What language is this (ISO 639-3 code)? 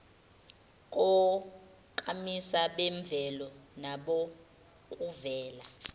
zul